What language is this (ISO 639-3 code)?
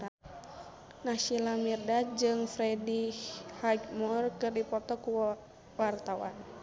sun